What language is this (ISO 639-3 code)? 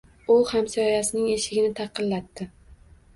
uzb